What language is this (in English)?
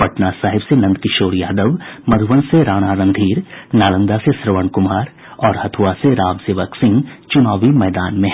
Hindi